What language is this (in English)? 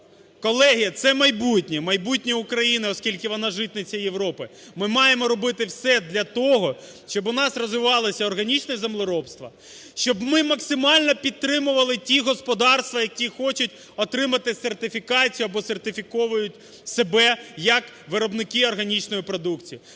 Ukrainian